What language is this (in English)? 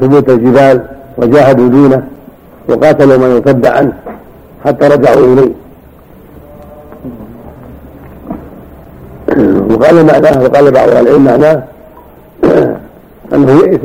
Arabic